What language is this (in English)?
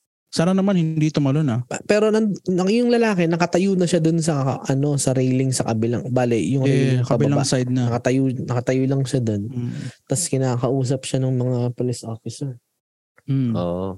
Filipino